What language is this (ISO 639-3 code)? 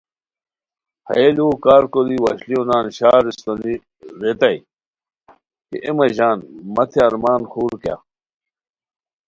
khw